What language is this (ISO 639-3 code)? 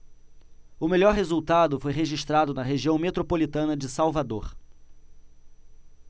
por